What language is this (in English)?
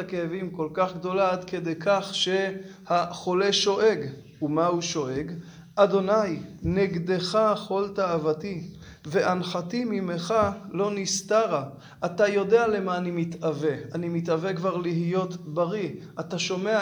Hebrew